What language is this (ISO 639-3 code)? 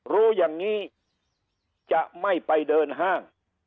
tha